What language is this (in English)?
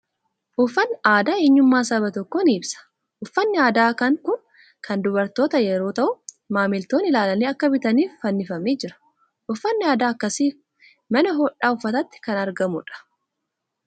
Oromo